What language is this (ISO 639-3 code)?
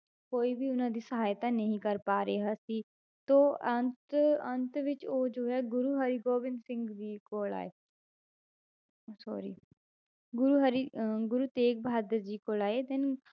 pan